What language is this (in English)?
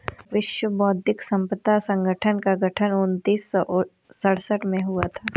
Hindi